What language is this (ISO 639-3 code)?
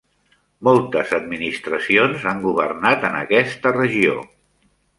cat